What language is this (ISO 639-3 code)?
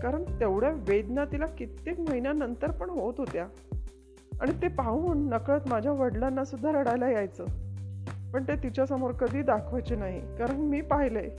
mar